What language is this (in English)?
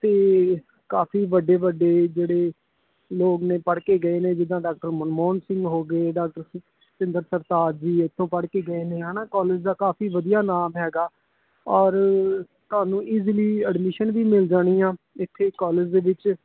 Punjabi